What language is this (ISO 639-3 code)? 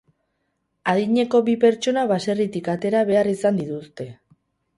eus